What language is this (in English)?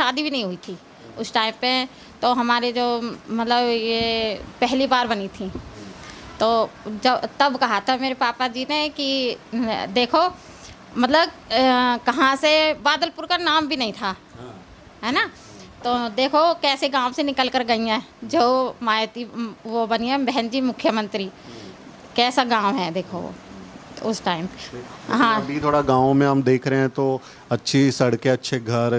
Hindi